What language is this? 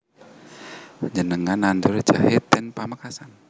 Javanese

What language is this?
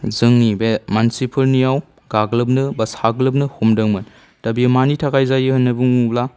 Bodo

